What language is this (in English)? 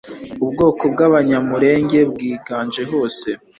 Kinyarwanda